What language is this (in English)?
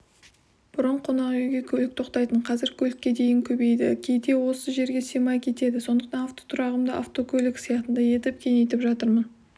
Kazakh